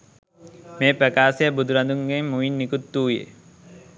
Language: Sinhala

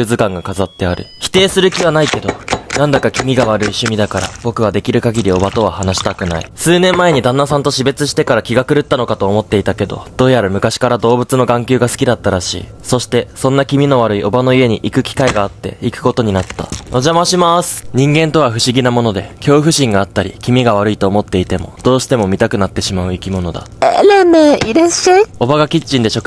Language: Japanese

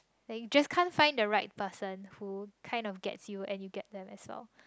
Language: English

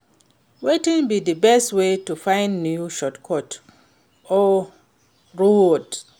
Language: Nigerian Pidgin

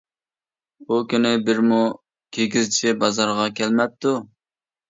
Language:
Uyghur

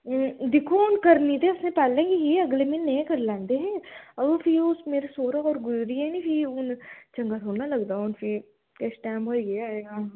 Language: Dogri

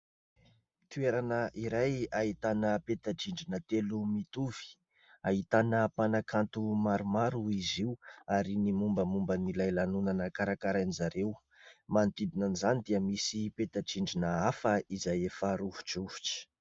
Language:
Malagasy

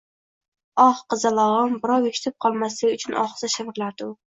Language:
Uzbek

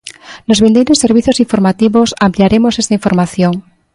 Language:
Galician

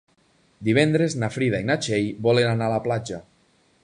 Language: Catalan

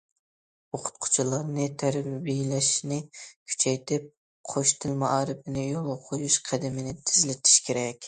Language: Uyghur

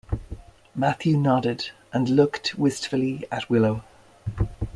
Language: English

